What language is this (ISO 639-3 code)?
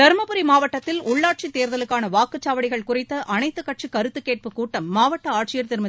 tam